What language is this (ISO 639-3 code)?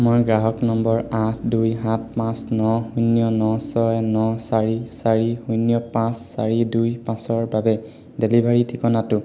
asm